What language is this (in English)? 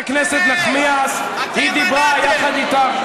Hebrew